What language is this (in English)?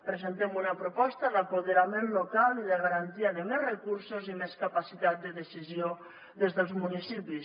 Catalan